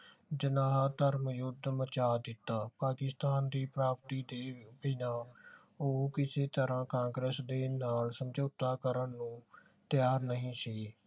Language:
Punjabi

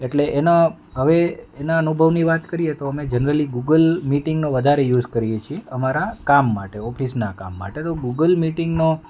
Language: Gujarati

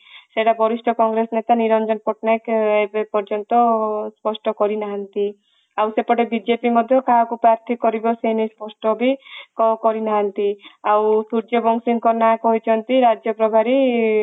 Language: Odia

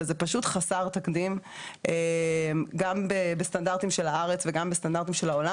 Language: Hebrew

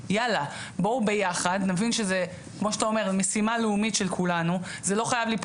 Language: Hebrew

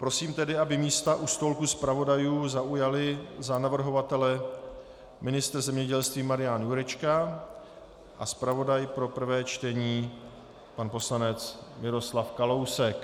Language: Czech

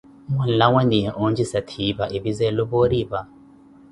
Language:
Koti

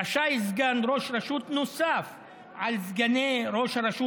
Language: Hebrew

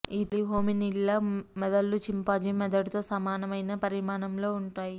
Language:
Telugu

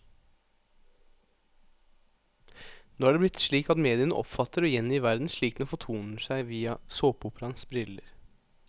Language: Norwegian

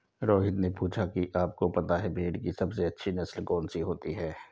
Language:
Hindi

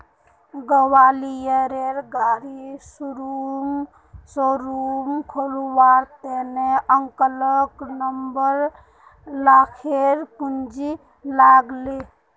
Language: Magahi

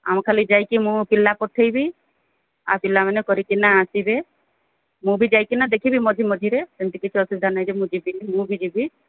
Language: Odia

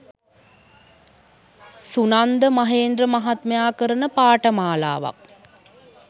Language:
Sinhala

